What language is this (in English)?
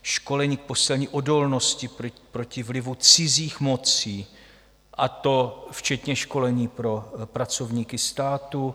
Czech